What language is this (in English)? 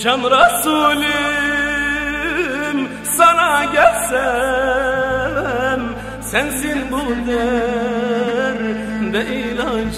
Turkish